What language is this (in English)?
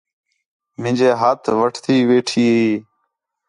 Khetrani